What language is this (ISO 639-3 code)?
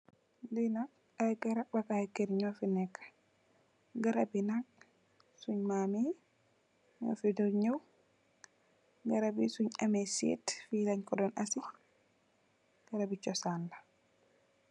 wol